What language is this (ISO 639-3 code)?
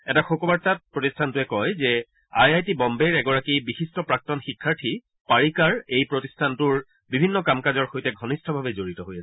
asm